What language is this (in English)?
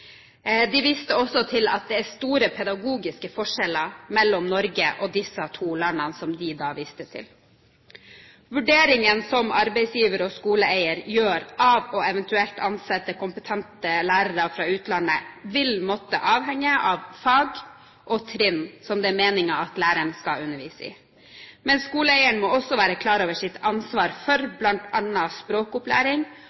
Norwegian Bokmål